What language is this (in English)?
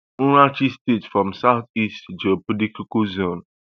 Nigerian Pidgin